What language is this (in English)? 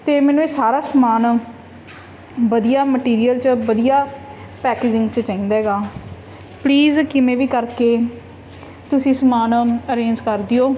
Punjabi